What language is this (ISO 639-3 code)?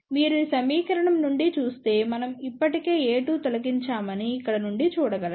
tel